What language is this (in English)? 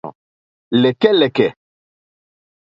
Mokpwe